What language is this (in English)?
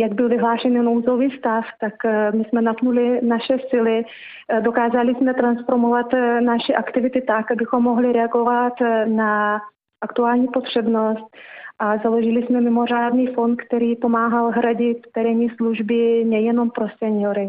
Czech